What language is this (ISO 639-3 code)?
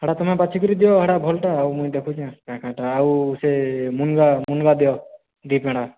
ori